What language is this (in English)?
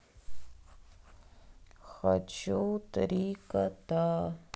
Russian